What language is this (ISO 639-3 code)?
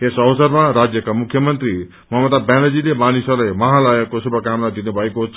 nep